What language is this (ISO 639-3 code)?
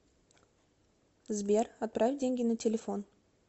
rus